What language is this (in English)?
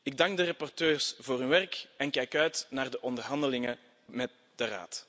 Dutch